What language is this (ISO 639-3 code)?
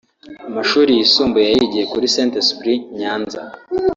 kin